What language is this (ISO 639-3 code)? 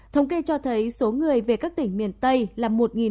vie